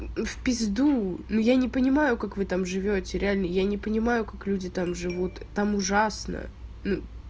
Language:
Russian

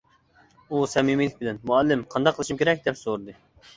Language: Uyghur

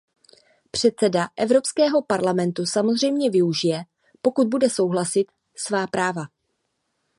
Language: Czech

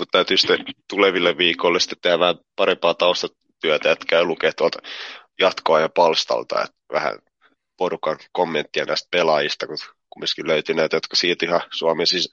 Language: Finnish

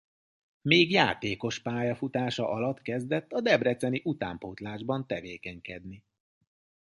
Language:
Hungarian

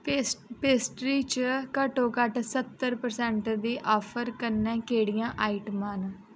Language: Dogri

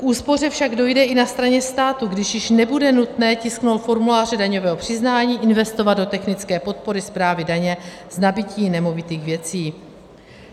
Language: Czech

